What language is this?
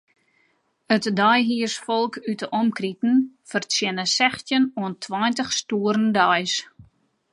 Western Frisian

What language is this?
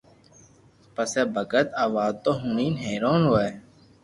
Loarki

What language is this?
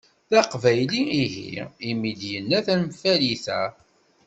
Kabyle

